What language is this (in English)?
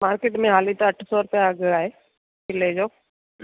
Sindhi